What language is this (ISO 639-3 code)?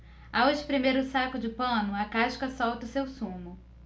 por